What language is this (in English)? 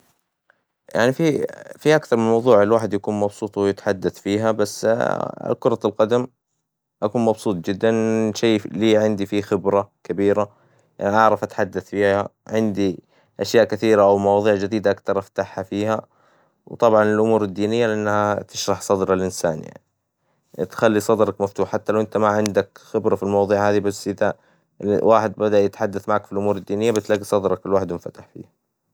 Hijazi Arabic